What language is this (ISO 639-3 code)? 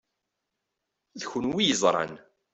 kab